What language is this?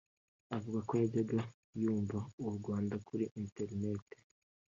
Kinyarwanda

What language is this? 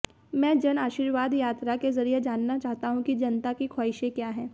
Hindi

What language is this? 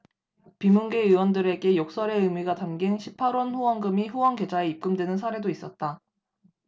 Korean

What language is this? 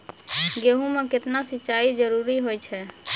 Maithili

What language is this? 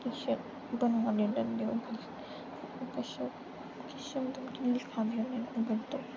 Dogri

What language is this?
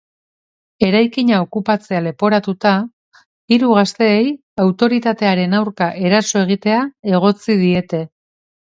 Basque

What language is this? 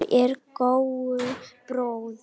Icelandic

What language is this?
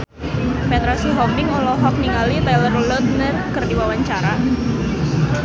Sundanese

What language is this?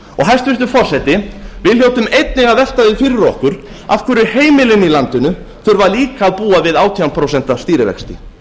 Icelandic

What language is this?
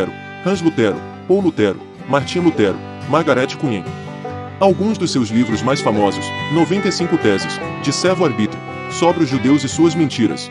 Portuguese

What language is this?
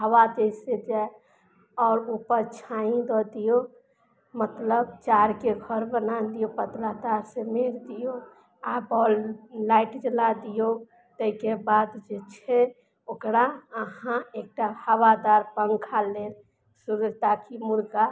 Maithili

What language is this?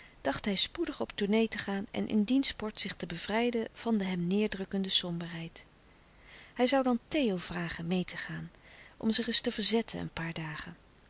Dutch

